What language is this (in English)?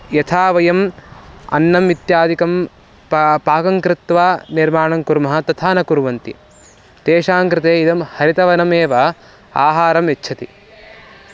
Sanskrit